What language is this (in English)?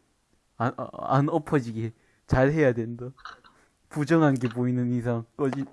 Korean